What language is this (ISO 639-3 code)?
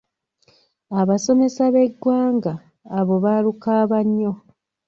lug